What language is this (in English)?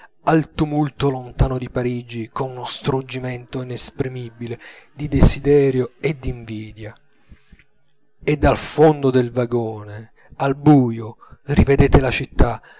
Italian